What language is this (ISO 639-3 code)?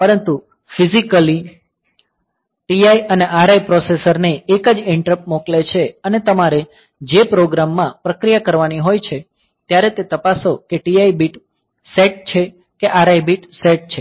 guj